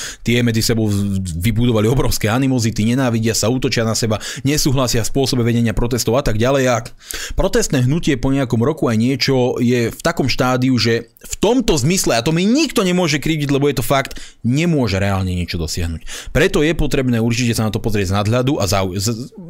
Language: Slovak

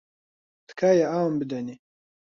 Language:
Central Kurdish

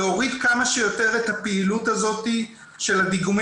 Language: Hebrew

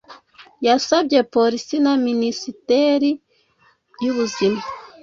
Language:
Kinyarwanda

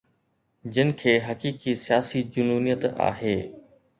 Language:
Sindhi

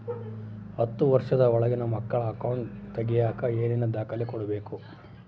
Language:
Kannada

